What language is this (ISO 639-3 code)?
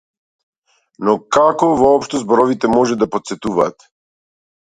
mkd